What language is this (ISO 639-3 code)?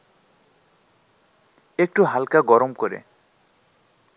ben